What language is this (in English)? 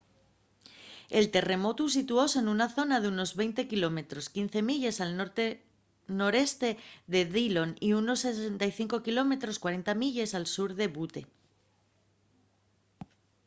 Asturian